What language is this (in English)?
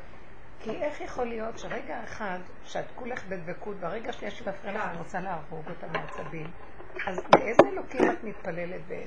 Hebrew